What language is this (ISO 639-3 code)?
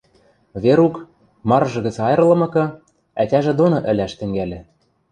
mrj